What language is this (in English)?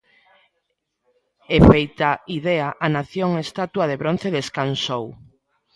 Galician